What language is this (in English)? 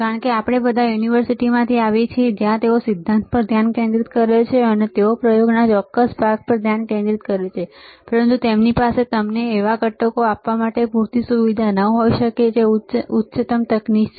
Gujarati